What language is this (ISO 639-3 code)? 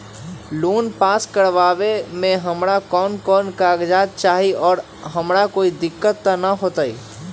mag